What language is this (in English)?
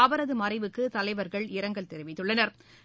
Tamil